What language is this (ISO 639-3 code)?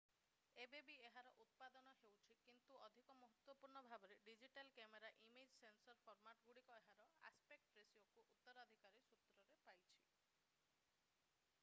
ori